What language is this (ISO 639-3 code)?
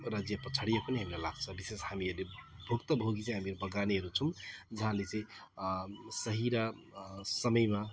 nep